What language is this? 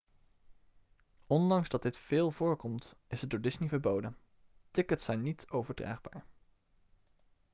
Dutch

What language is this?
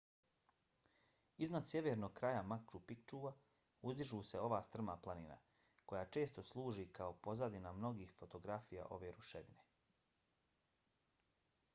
Bosnian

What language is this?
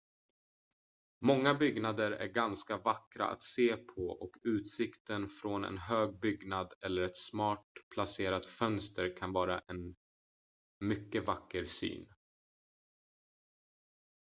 Swedish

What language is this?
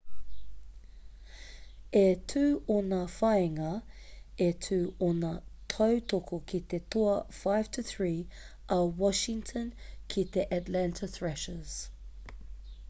Māori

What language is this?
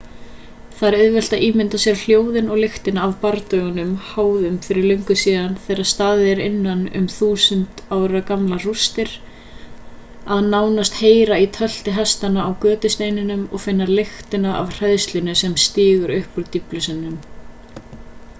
Icelandic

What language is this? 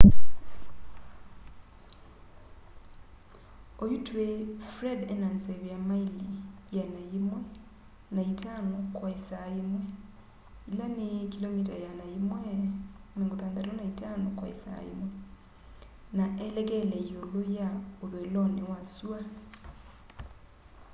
Kamba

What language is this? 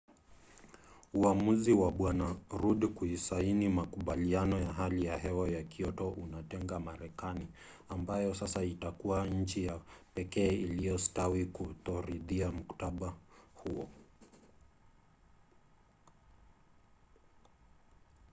Swahili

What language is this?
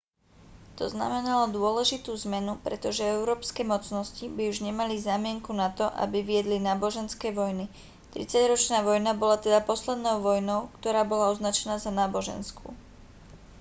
Slovak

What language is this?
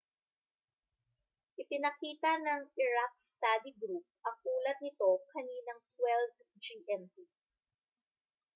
Filipino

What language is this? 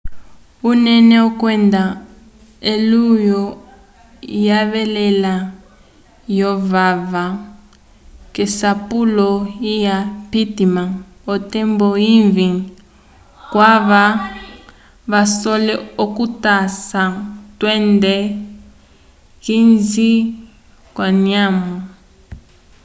Umbundu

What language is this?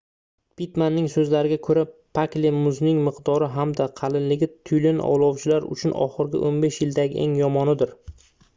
Uzbek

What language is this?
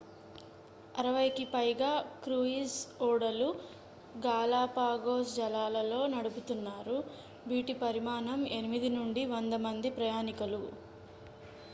Telugu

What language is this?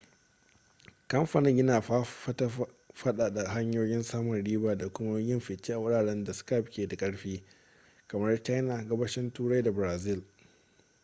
Hausa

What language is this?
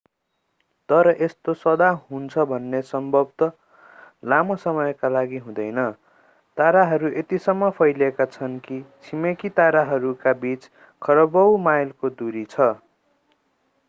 Nepali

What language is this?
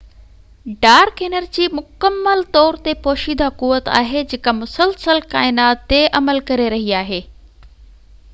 Sindhi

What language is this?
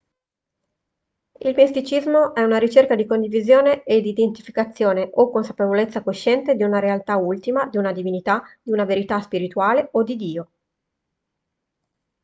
Italian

